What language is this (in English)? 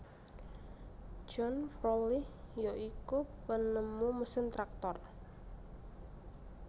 Javanese